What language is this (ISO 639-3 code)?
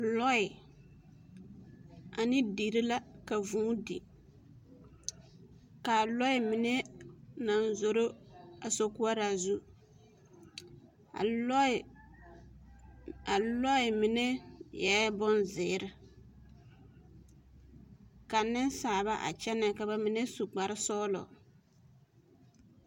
dga